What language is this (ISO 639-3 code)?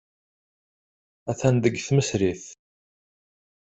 kab